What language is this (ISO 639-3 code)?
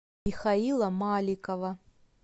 rus